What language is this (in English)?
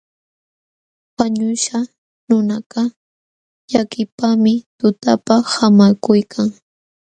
Jauja Wanca Quechua